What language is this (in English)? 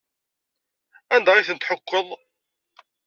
Kabyle